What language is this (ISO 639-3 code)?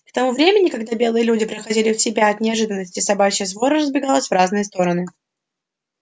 rus